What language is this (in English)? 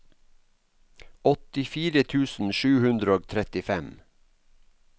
Norwegian